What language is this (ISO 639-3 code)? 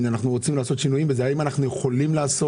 heb